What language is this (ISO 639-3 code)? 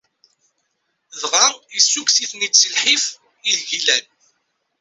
kab